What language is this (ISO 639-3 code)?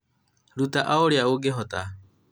kik